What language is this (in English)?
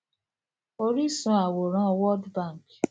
Yoruba